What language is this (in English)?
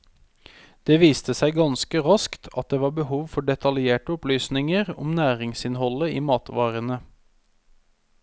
Norwegian